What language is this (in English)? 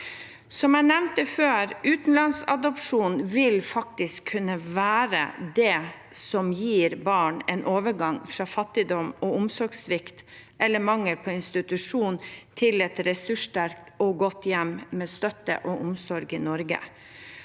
Norwegian